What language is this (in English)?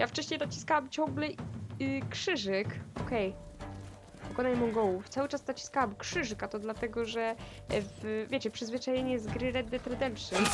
Polish